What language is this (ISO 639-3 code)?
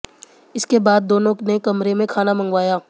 hin